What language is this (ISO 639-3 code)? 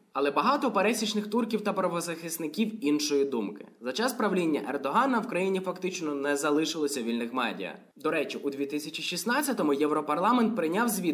ukr